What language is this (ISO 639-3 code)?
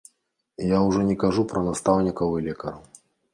bel